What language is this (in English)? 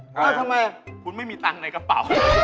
Thai